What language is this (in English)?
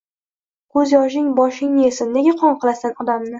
Uzbek